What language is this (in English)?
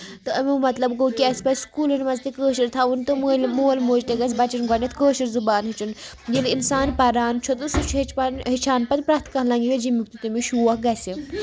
Kashmiri